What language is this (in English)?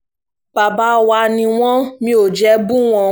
Yoruba